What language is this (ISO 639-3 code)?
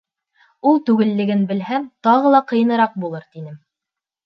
bak